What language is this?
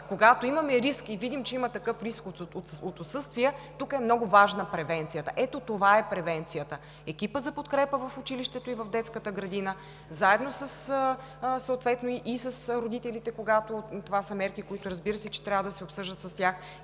Bulgarian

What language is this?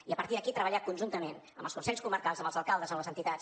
Catalan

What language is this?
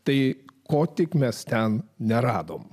Lithuanian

